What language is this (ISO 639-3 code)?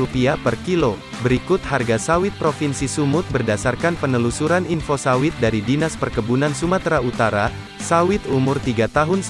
ind